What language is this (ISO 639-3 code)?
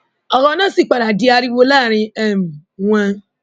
yor